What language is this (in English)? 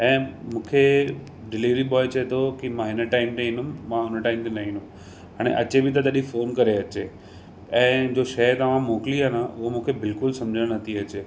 Sindhi